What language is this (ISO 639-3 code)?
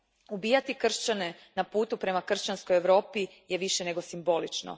hrv